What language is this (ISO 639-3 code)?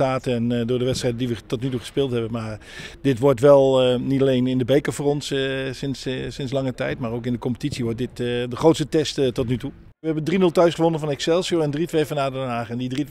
nld